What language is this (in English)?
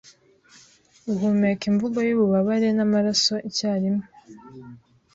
Kinyarwanda